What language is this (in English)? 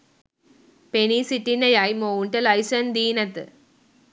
Sinhala